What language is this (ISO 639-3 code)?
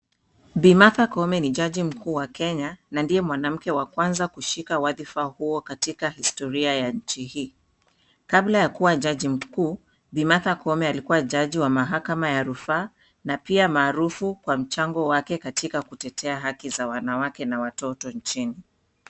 swa